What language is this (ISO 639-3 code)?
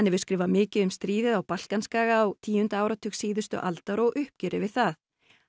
isl